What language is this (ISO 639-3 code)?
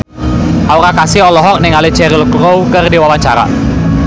sun